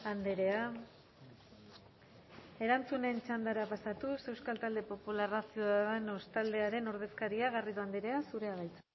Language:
Basque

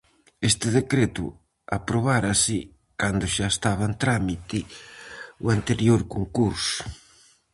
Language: Galician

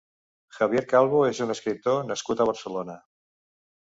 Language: Catalan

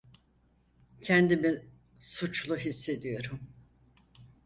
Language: Turkish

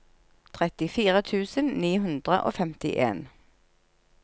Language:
Norwegian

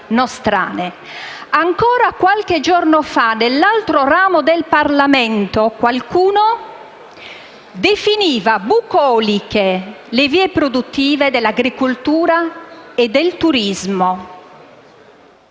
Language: Italian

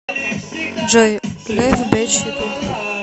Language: Russian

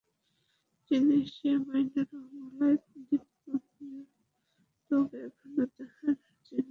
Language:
Bangla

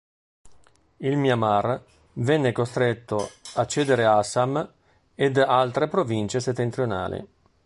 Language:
Italian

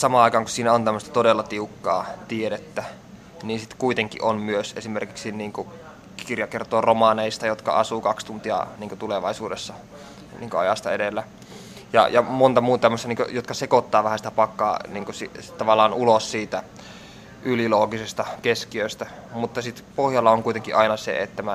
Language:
Finnish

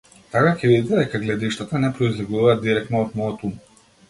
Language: Macedonian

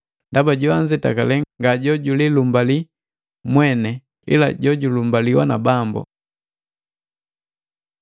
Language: Matengo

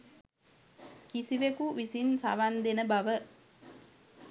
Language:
Sinhala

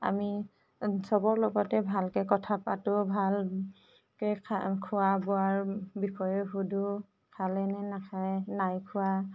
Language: Assamese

